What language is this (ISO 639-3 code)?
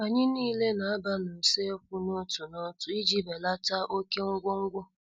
ibo